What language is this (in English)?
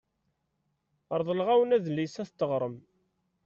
Kabyle